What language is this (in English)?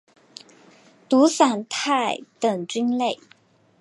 Chinese